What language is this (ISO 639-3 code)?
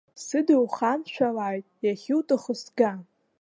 abk